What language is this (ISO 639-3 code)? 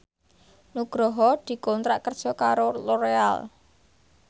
jav